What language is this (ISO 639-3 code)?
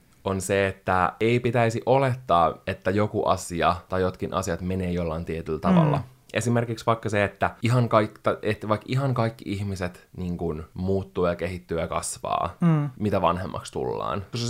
fin